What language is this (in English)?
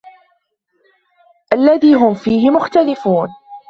Arabic